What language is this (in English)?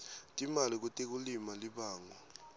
Swati